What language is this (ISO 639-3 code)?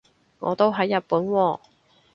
yue